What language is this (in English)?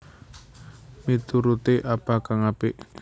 Javanese